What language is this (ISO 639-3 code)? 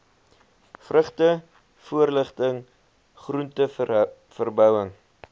afr